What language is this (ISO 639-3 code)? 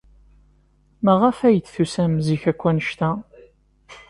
kab